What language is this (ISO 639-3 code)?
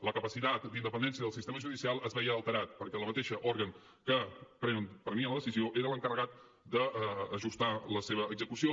cat